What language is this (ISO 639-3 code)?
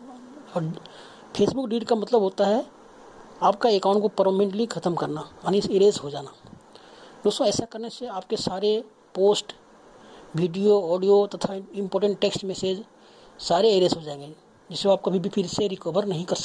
hin